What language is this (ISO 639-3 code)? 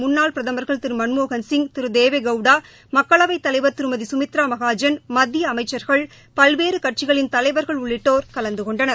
tam